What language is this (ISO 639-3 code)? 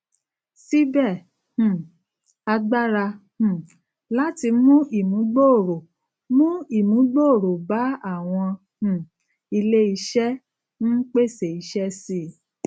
yor